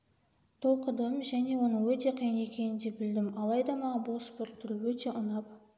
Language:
Kazakh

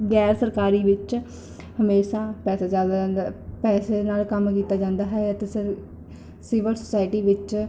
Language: Punjabi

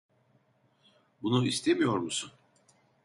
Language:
Turkish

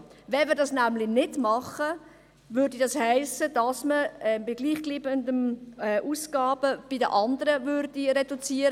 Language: Swiss German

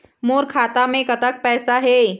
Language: Chhattisgarhi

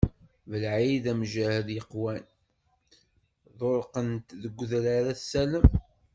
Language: Kabyle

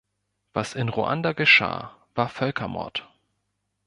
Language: German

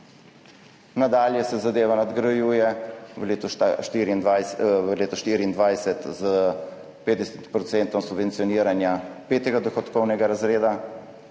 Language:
Slovenian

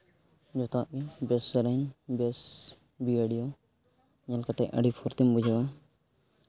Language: Santali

